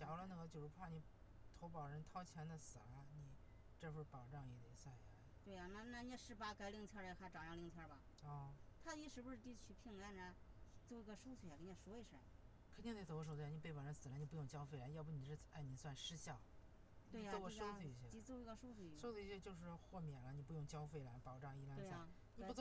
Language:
Chinese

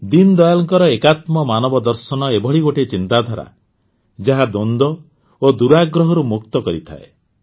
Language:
Odia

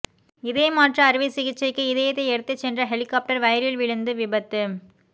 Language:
Tamil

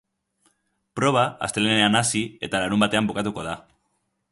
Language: Basque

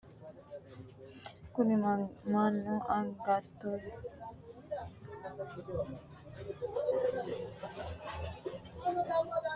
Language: Sidamo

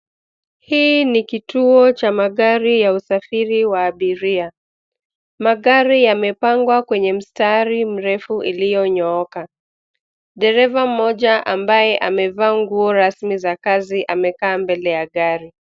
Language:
Swahili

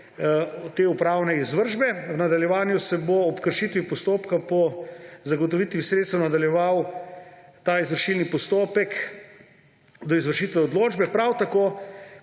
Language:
Slovenian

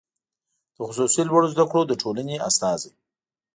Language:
Pashto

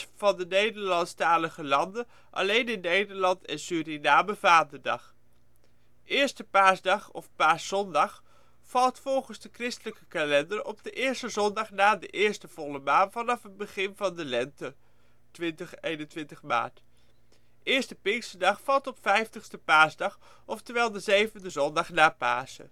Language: Dutch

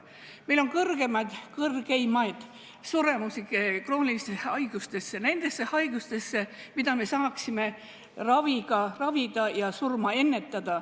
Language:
Estonian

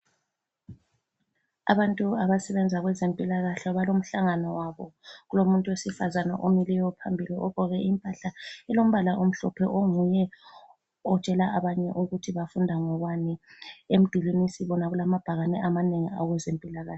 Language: North Ndebele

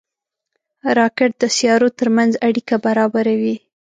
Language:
Pashto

